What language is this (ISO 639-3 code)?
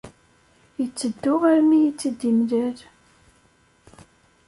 kab